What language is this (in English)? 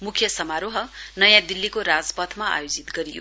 Nepali